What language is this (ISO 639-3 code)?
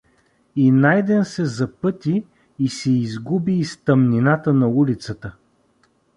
bul